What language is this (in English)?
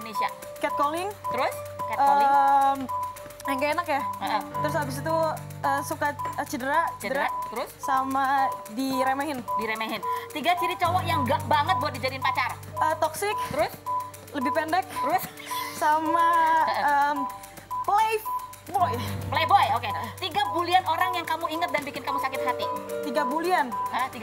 Indonesian